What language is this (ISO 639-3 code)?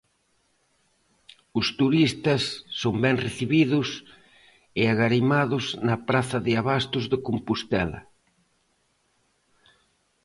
glg